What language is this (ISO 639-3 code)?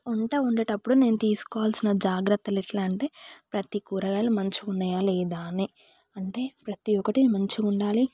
tel